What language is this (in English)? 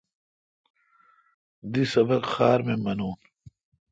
Kalkoti